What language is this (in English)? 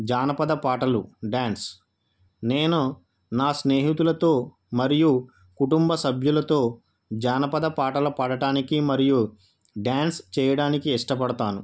Telugu